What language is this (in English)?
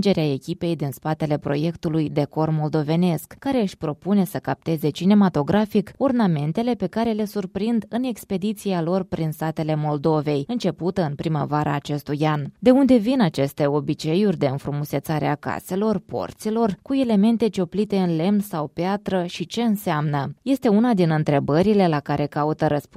Romanian